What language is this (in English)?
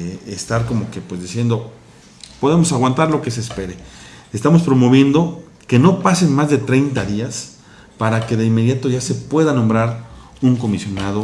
Spanish